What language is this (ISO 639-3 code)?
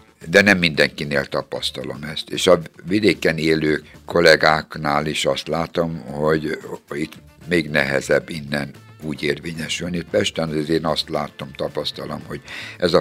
hun